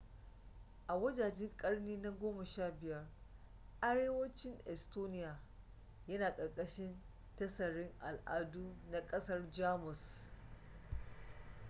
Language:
Hausa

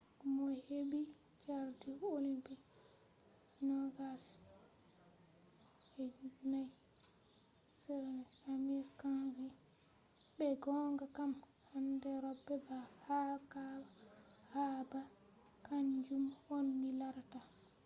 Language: Fula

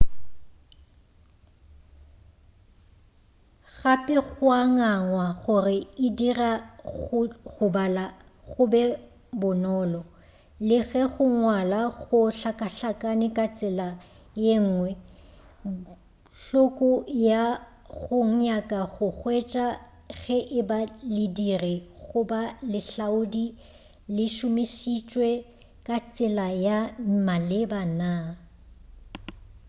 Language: Northern Sotho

